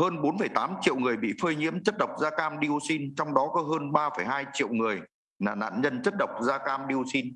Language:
Vietnamese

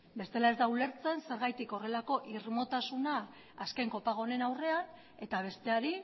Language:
Basque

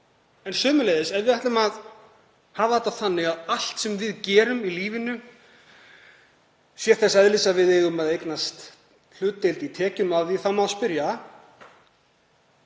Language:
Icelandic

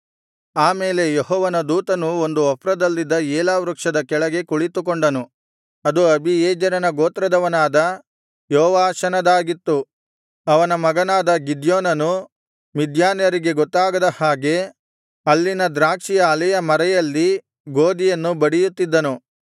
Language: Kannada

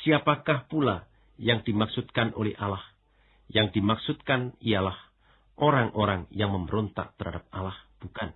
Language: Indonesian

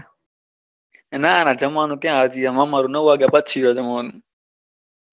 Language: Gujarati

